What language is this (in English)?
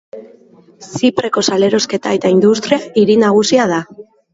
Basque